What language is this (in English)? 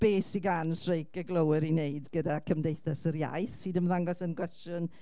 Welsh